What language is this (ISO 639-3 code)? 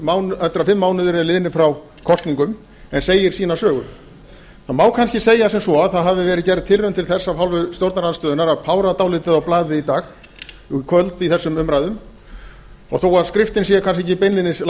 isl